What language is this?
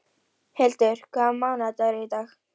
Icelandic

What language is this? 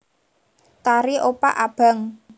Javanese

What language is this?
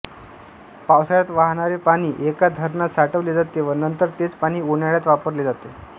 Marathi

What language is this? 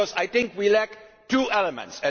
English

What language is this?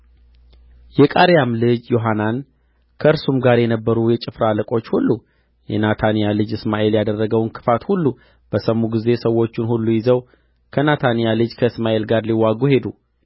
Amharic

